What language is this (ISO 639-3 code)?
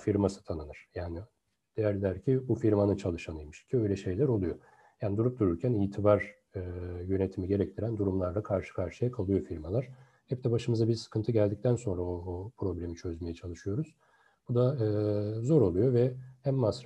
tur